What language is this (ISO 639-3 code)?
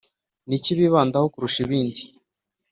kin